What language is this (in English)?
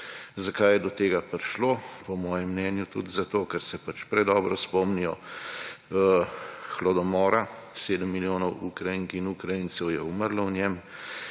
Slovenian